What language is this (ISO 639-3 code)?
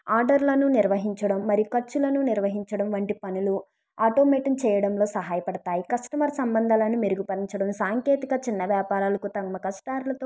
tel